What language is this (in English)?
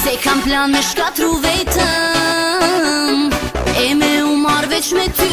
Romanian